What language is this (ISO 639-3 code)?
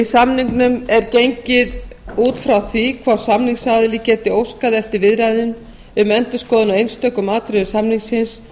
isl